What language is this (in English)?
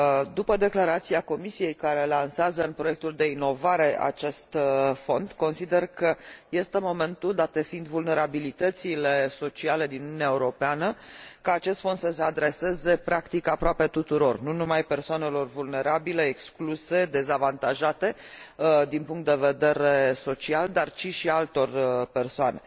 Romanian